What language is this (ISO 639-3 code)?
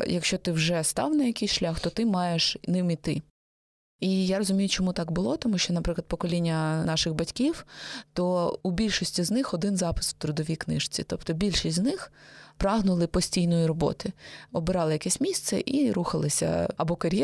ukr